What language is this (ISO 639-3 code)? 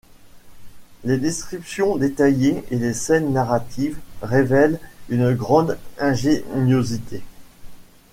fra